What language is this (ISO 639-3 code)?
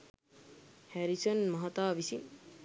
sin